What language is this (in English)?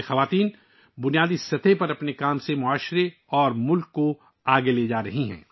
Urdu